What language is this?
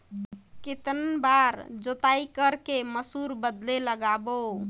Chhattisgarhi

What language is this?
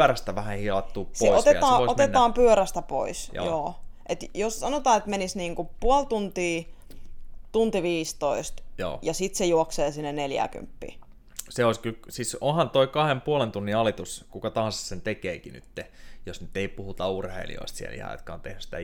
Finnish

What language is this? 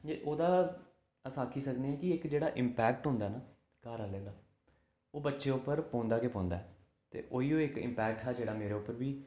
Dogri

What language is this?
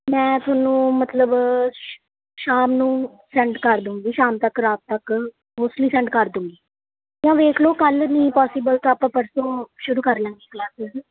Punjabi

